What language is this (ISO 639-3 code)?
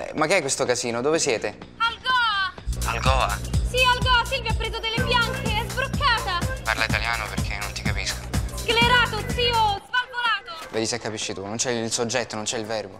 ita